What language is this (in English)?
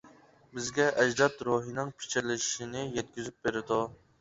Uyghur